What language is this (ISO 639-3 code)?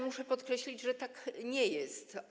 pol